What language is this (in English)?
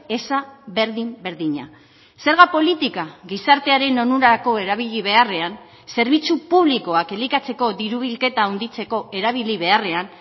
Basque